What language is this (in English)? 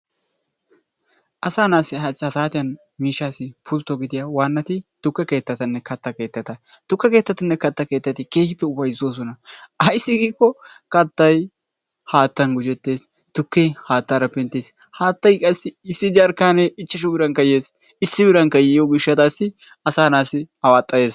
Wolaytta